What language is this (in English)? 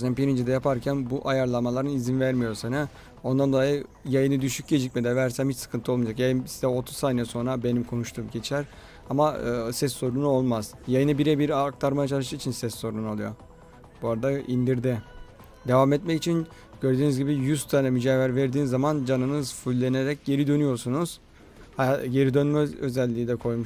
Turkish